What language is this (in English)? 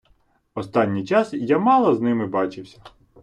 Ukrainian